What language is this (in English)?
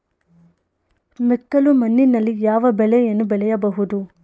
Kannada